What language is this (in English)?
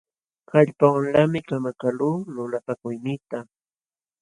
Jauja Wanca Quechua